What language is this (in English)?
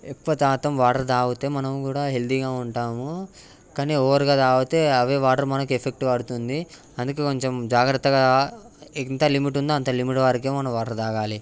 Telugu